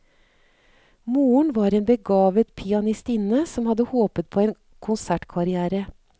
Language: Norwegian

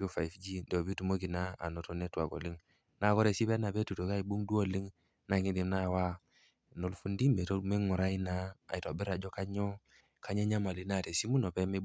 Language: Masai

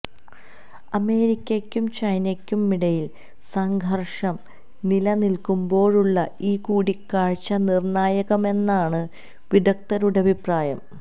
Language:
Malayalam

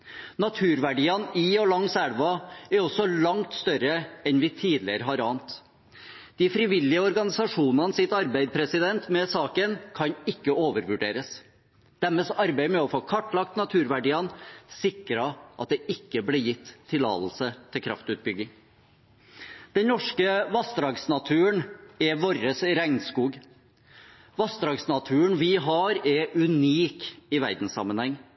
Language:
Norwegian Bokmål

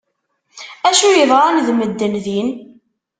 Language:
Kabyle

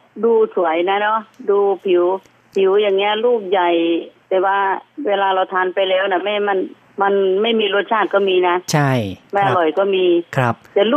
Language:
Thai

